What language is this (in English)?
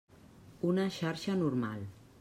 Catalan